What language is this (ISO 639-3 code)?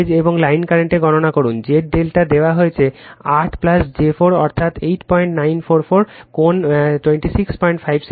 ben